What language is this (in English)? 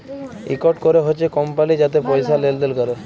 Bangla